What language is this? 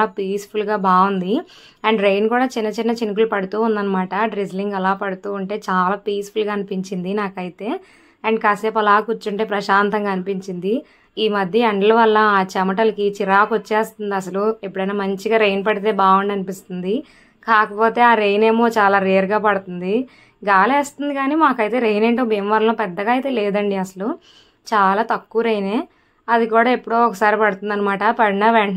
Telugu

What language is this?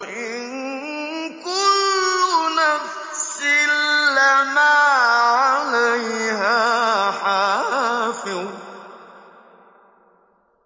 Arabic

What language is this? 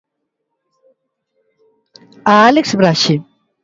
Galician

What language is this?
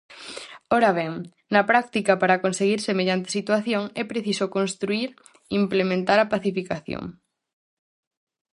Galician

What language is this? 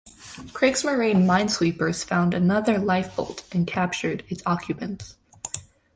English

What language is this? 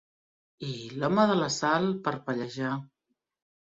Catalan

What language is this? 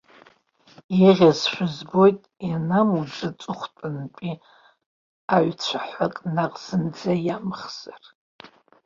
Abkhazian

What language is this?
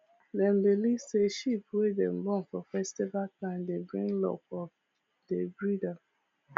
Nigerian Pidgin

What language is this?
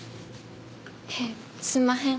Japanese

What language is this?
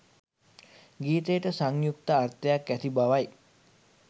Sinhala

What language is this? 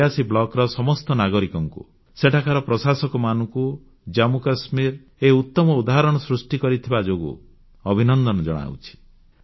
Odia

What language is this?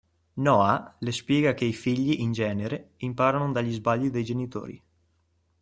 Italian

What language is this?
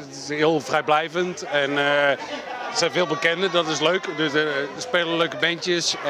Dutch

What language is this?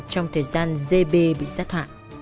Vietnamese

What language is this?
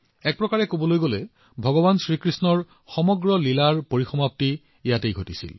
Assamese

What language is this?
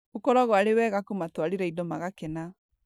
Kikuyu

